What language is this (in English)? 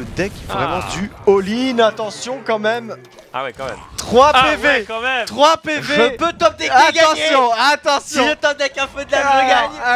French